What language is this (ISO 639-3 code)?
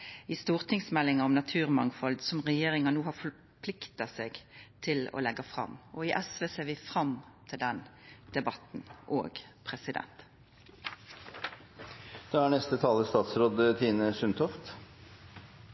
nno